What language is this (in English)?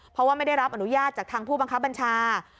Thai